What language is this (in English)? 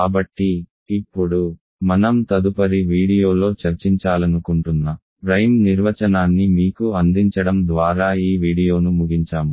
Telugu